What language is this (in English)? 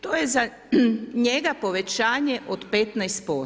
Croatian